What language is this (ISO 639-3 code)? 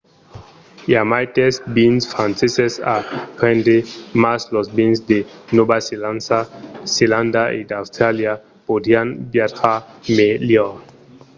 oci